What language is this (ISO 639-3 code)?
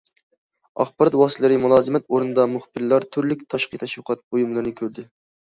uig